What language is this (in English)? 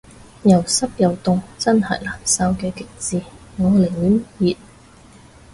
Cantonese